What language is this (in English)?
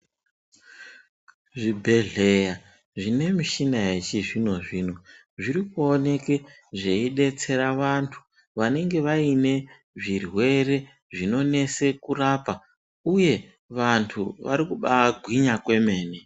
Ndau